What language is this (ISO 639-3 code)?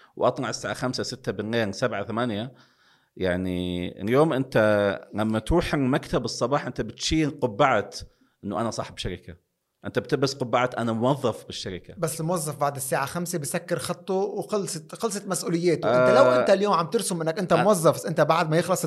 ara